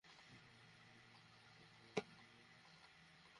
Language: Bangla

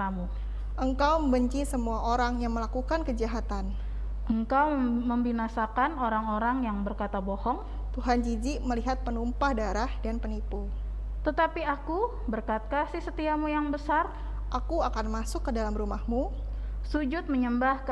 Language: Indonesian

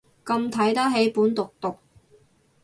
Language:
Cantonese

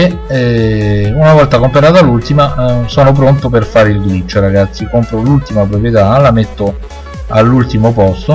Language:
Italian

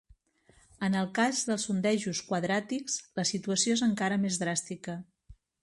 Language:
Catalan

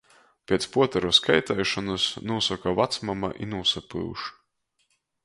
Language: Latgalian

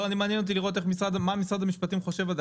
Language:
Hebrew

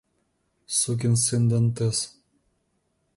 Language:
Russian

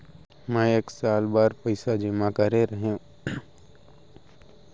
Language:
Chhattisgarhi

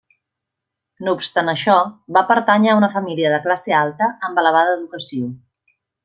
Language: Catalan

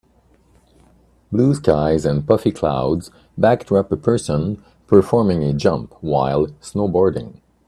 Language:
English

